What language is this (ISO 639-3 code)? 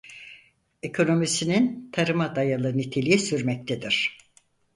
tur